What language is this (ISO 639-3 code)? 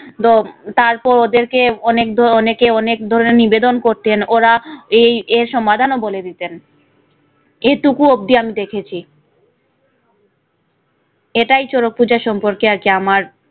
ben